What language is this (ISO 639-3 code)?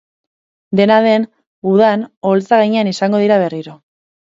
eus